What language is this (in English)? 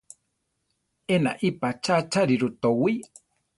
Central Tarahumara